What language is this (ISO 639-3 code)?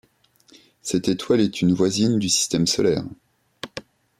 fra